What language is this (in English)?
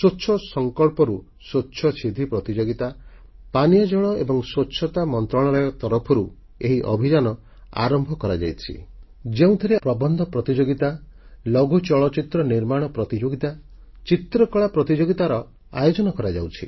Odia